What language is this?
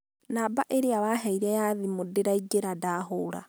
Kikuyu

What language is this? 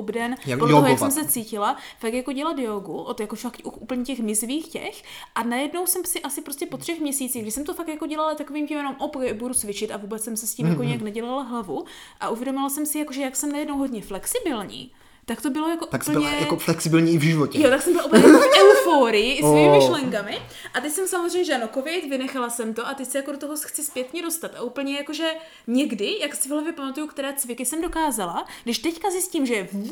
Czech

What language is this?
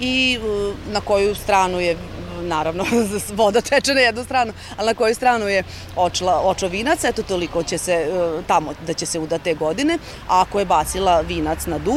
Croatian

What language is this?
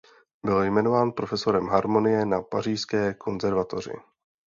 Czech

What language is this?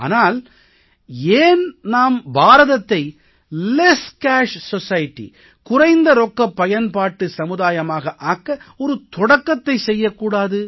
Tamil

